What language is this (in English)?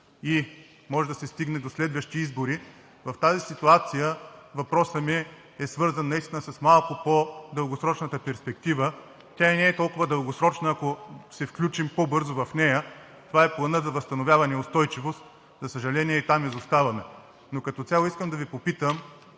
Bulgarian